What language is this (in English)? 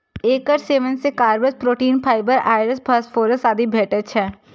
Maithili